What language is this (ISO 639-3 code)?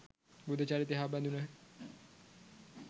sin